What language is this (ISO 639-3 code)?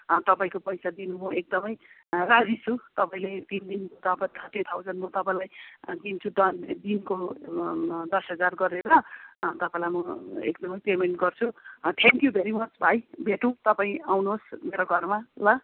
nep